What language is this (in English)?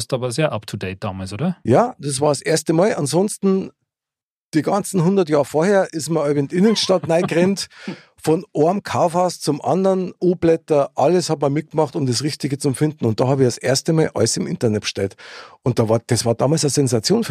German